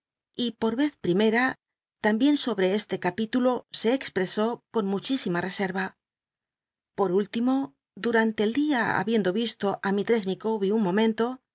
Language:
Spanish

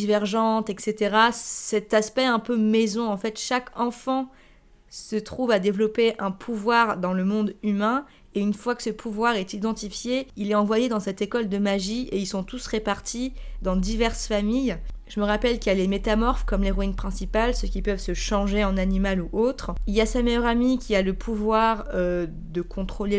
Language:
French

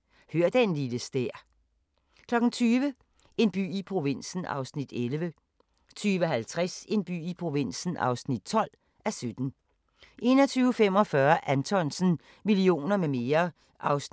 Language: Danish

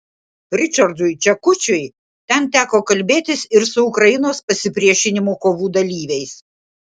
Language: Lithuanian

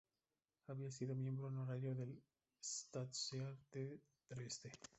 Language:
Spanish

